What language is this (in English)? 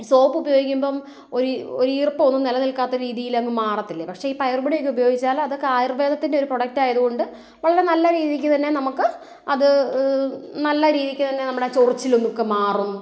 Malayalam